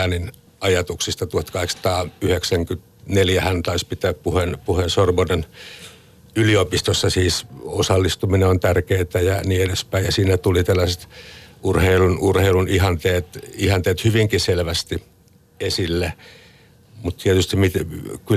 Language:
Finnish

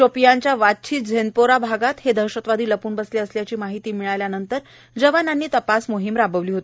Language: Marathi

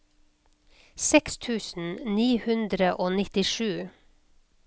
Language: Norwegian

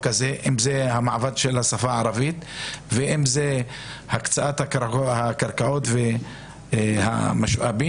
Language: Hebrew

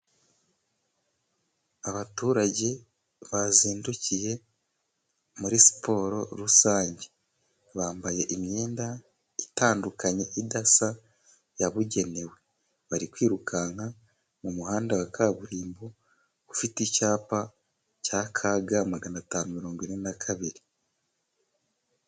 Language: Kinyarwanda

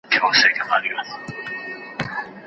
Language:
Pashto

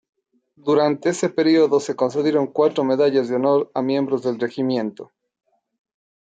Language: Spanish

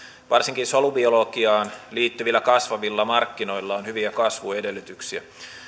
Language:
Finnish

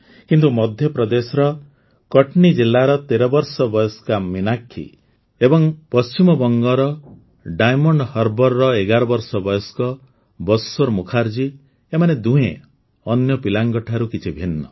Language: Odia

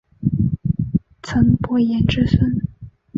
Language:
Chinese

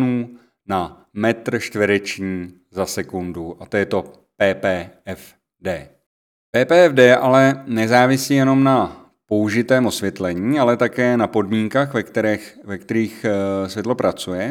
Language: Czech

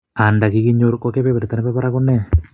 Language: Kalenjin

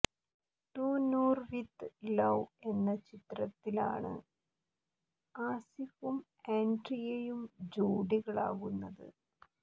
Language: Malayalam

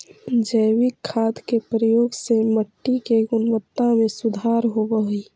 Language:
Magahi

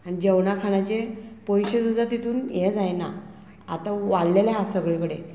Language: Konkani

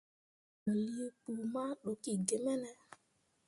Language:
Mundang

